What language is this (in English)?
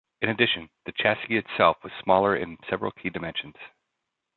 English